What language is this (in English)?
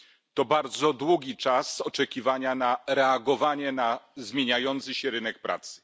Polish